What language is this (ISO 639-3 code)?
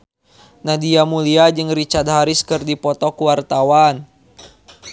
sun